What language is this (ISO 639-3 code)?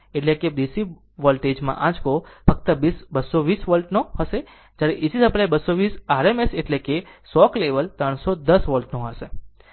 guj